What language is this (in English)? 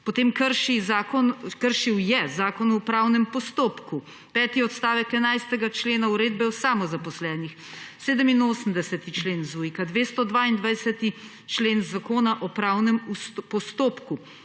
Slovenian